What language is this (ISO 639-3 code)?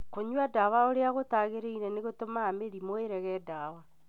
kik